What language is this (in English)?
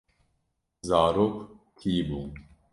Kurdish